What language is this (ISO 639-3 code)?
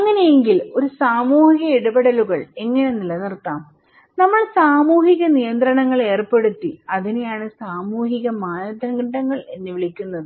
mal